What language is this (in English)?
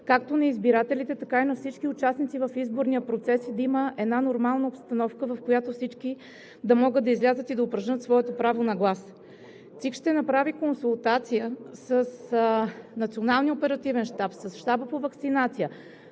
Bulgarian